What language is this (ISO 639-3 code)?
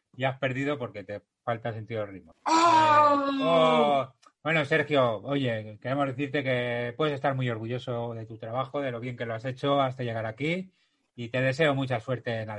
spa